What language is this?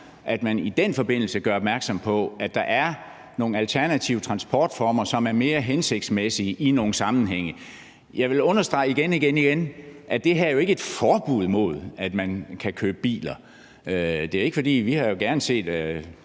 Danish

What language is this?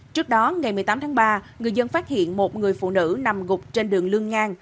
Vietnamese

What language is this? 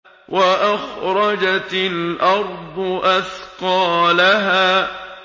Arabic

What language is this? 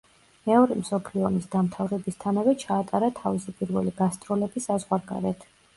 Georgian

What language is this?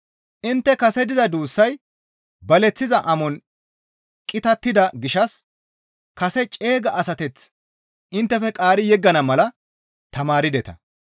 Gamo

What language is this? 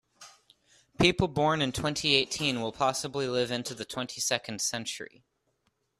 English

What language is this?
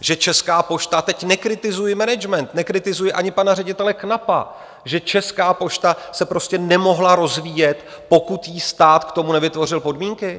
Czech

